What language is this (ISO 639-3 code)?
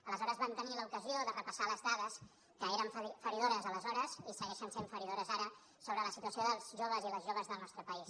cat